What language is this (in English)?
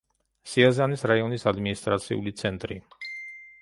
Georgian